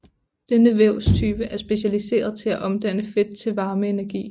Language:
Danish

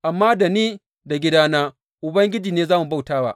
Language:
Hausa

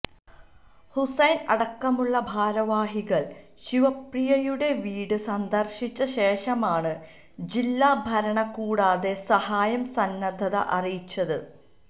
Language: Malayalam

